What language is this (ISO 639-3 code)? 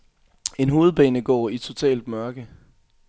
dan